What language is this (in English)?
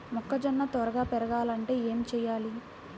Telugu